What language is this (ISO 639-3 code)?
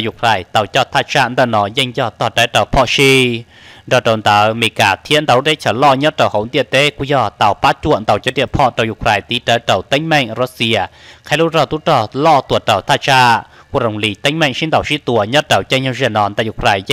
tha